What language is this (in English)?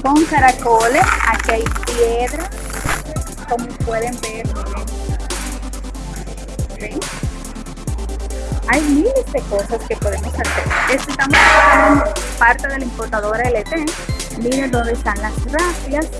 Spanish